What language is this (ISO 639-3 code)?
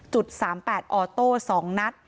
tha